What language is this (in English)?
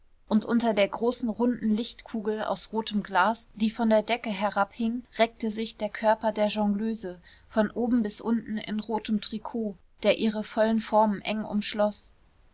German